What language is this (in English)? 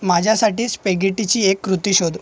Marathi